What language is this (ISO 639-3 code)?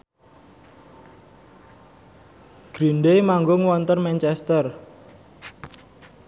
jav